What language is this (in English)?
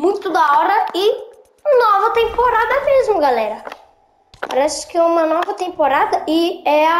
Portuguese